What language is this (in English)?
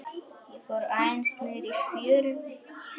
Icelandic